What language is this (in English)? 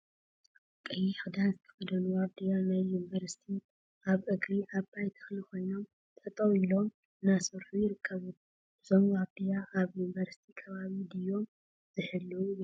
Tigrinya